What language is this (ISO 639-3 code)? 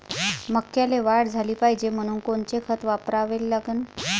mar